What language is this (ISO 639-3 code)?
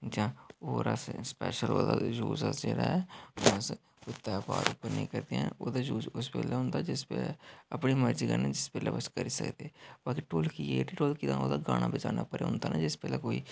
doi